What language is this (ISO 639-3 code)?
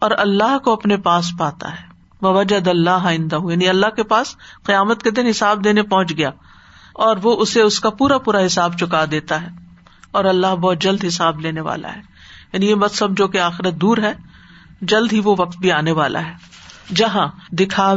urd